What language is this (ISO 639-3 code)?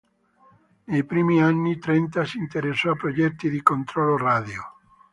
ita